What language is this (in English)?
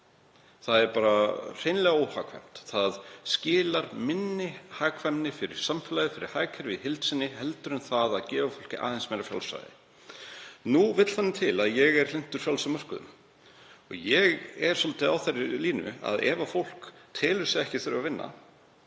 Icelandic